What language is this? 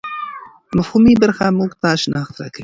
Pashto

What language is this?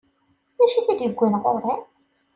Kabyle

